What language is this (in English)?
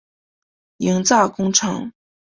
Chinese